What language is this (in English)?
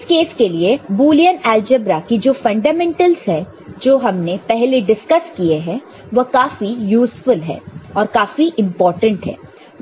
Hindi